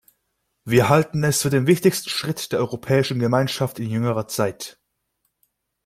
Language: German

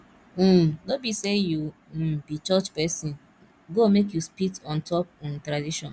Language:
Nigerian Pidgin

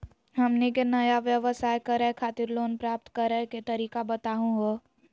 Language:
Magahi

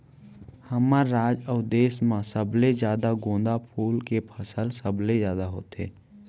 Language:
Chhattisgarhi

